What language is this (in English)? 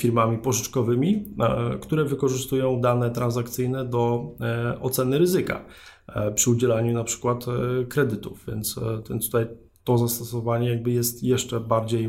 Polish